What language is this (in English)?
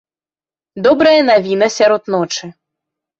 Belarusian